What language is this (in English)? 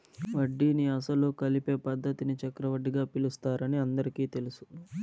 Telugu